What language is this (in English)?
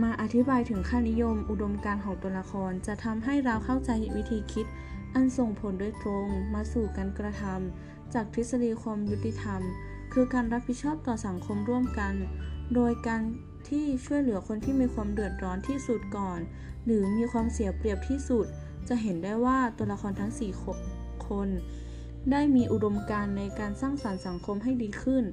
Thai